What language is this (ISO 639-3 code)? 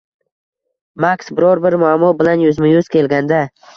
uzb